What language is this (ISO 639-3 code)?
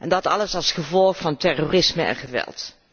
nld